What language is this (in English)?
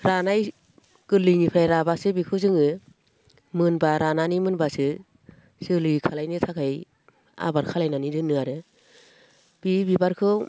Bodo